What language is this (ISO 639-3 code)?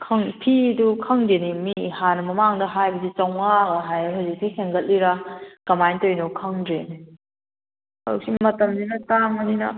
mni